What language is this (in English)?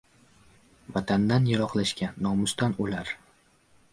Uzbek